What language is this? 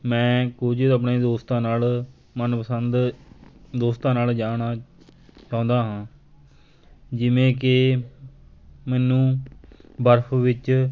Punjabi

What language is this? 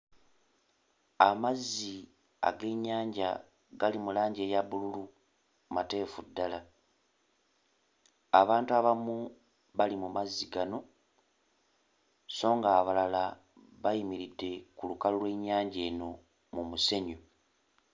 Ganda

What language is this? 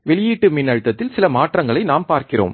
Tamil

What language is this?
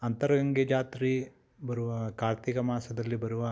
Kannada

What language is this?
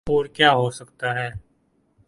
Urdu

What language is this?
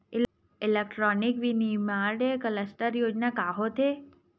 Chhattisgarhi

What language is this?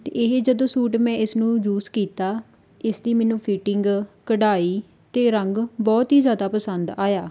Punjabi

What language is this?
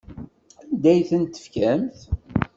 Kabyle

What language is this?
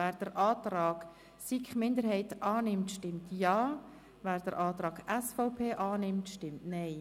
Swiss German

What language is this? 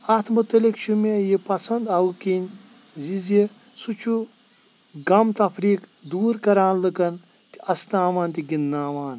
Kashmiri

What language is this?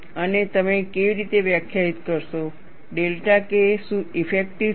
Gujarati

